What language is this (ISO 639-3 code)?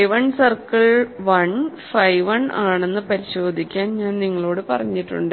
mal